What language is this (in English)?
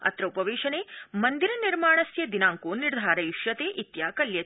Sanskrit